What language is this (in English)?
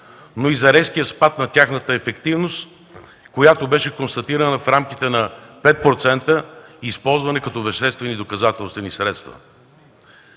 Bulgarian